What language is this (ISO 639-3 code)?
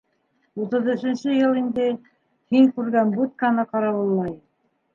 bak